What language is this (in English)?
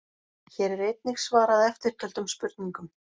Icelandic